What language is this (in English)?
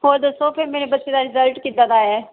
Punjabi